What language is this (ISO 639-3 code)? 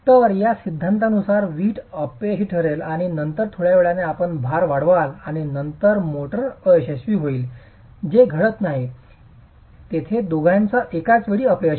mar